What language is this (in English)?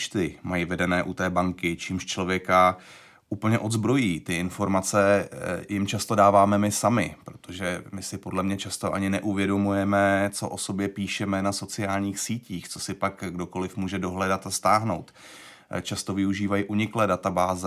Czech